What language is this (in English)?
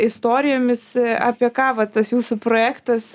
Lithuanian